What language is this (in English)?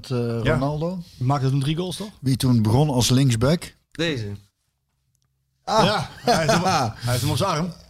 Dutch